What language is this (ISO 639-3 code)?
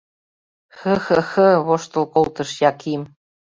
chm